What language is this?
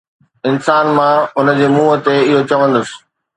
Sindhi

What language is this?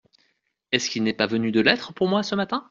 French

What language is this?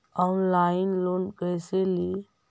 Magahi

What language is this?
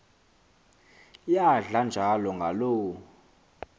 Xhosa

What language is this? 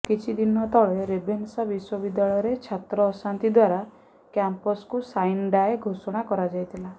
Odia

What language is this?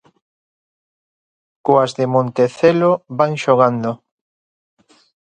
Galician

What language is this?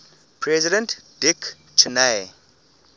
English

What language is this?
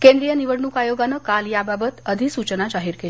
Marathi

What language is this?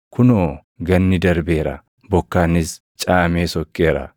Oromo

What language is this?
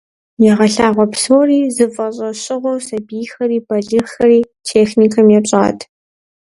Kabardian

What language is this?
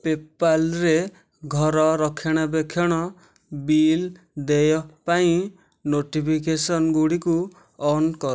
Odia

